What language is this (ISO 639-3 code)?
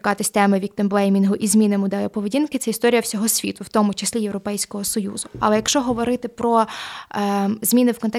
ukr